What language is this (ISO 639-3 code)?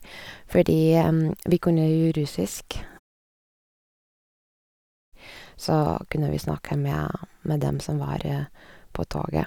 nor